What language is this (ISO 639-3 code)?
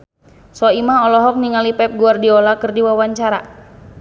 sun